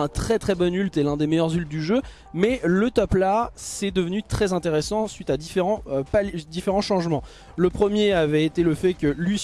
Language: French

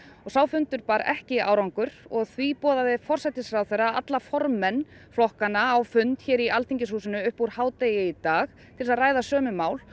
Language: Icelandic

